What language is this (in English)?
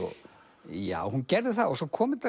Icelandic